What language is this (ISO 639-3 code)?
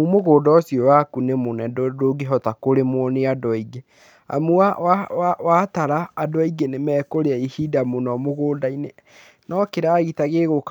kik